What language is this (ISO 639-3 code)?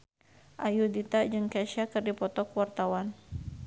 sun